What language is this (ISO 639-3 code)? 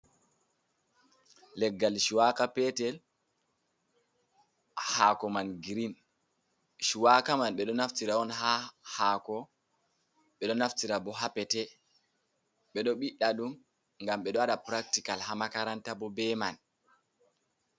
ful